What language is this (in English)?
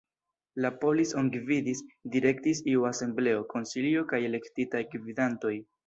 Esperanto